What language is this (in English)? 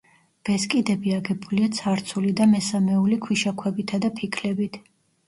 Georgian